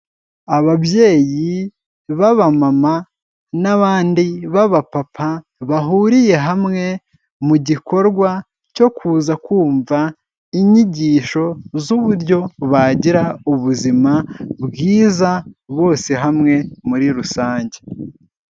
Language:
Kinyarwanda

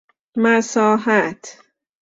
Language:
Persian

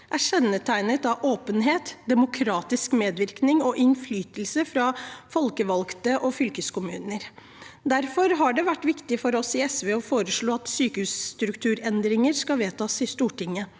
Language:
Norwegian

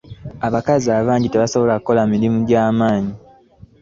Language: Ganda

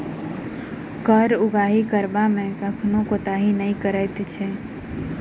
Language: Maithili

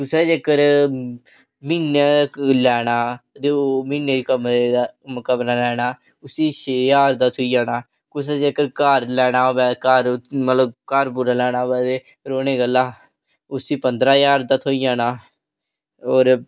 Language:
Dogri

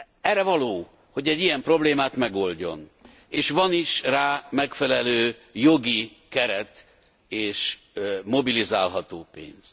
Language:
Hungarian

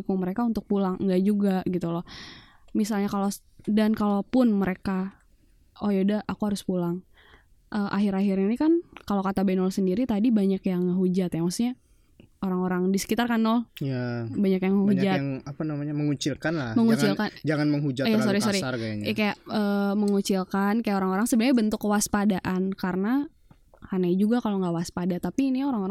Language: Indonesian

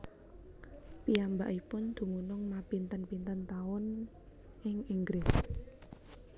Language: Javanese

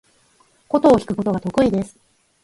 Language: Japanese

